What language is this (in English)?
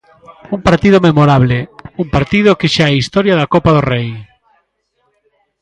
Galician